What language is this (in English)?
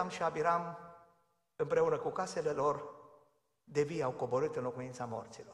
Romanian